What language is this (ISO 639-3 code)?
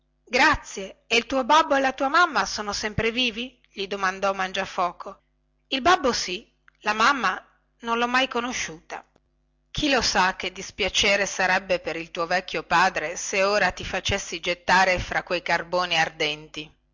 ita